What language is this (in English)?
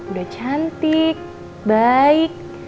Indonesian